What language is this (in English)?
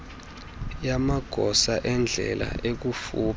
Xhosa